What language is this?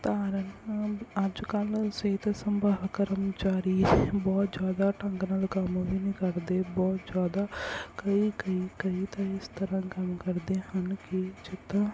Punjabi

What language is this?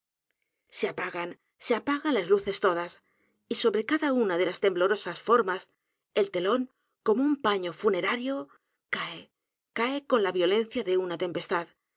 Spanish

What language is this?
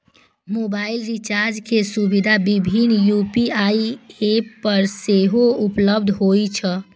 Maithili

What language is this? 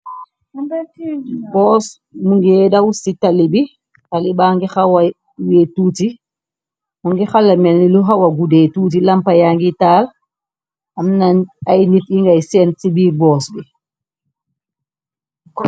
Wolof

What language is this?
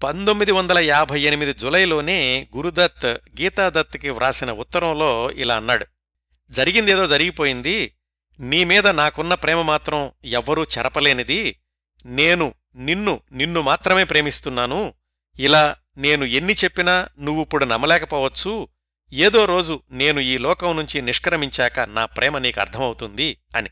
Telugu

